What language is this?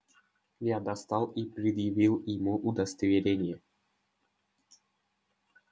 Russian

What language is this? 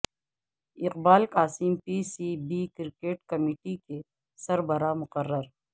Urdu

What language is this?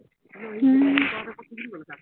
Assamese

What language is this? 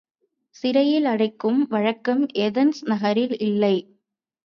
Tamil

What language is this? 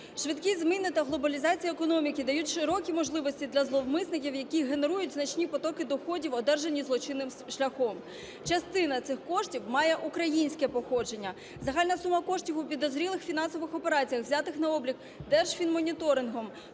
Ukrainian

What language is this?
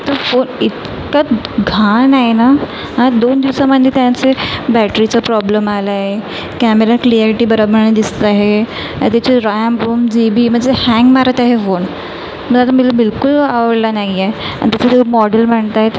Marathi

